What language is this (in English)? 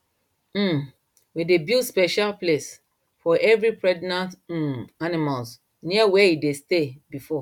Nigerian Pidgin